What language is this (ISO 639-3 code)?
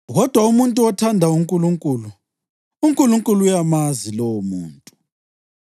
nde